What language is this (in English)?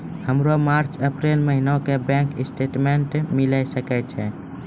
Maithili